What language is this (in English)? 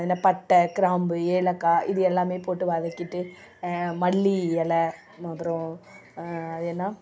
Tamil